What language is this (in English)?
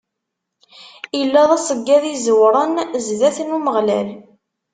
Kabyle